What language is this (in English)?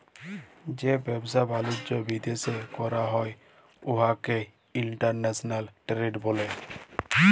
Bangla